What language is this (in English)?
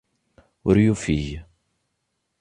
Kabyle